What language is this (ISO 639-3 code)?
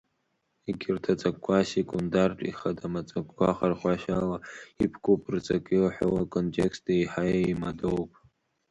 abk